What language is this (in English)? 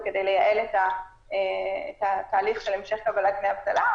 Hebrew